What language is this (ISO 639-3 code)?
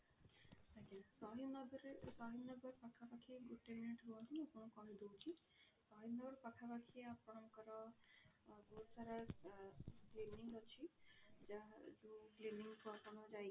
ori